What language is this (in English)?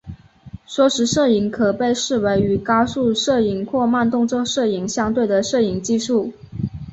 Chinese